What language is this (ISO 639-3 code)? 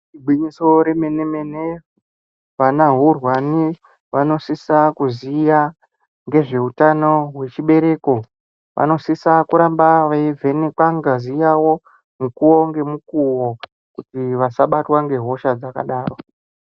ndc